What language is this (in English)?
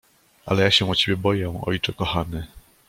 Polish